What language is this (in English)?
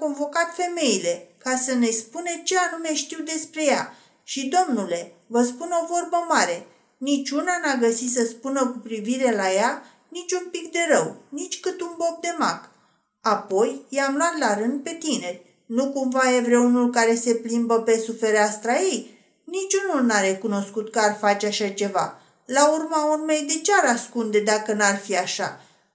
Romanian